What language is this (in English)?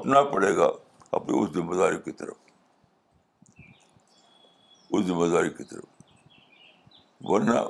Urdu